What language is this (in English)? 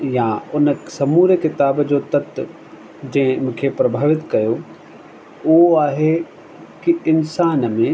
Sindhi